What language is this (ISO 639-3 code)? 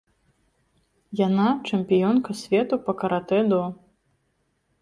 bel